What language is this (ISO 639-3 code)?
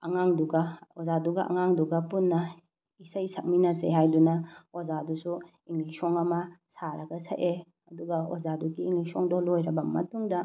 mni